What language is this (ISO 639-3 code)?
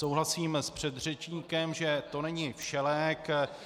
ces